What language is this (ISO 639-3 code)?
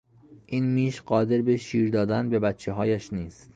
fas